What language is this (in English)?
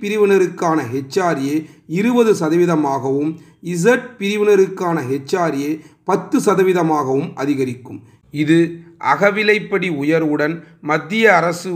Tamil